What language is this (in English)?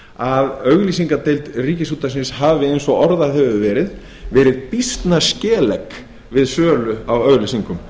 Icelandic